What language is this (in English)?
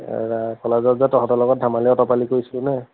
Assamese